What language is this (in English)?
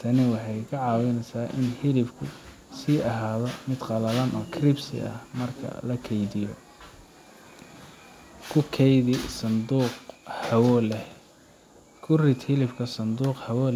Somali